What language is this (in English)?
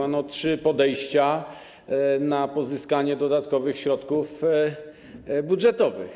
Polish